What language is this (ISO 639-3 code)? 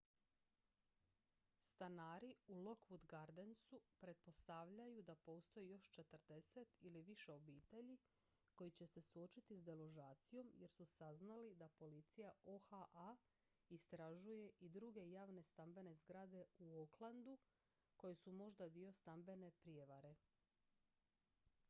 hrv